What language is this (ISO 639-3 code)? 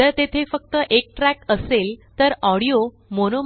mar